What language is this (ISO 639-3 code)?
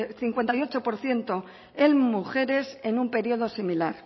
spa